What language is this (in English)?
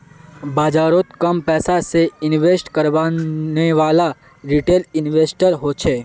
Magahi